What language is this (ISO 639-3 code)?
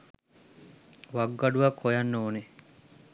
sin